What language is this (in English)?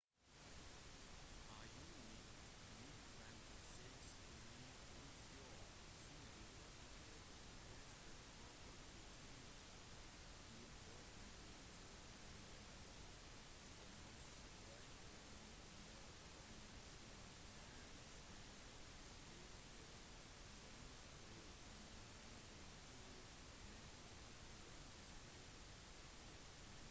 Norwegian Bokmål